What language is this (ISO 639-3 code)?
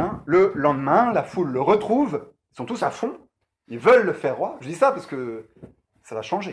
fra